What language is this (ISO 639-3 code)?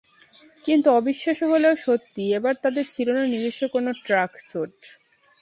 ben